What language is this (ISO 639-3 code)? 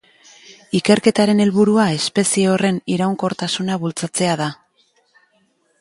eus